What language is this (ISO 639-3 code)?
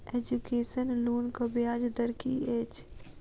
mai